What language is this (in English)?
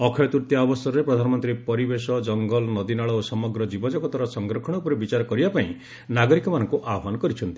Odia